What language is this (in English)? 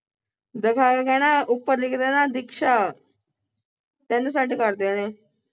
Punjabi